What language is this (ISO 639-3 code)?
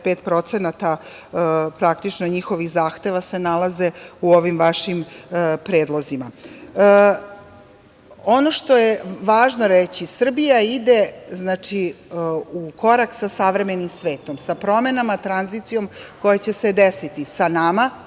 srp